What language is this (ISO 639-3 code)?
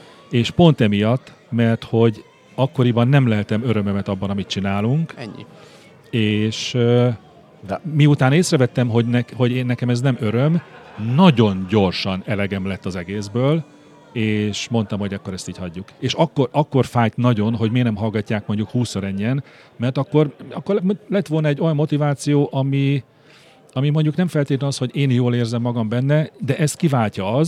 hun